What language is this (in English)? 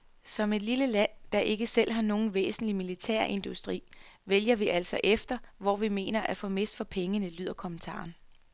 Danish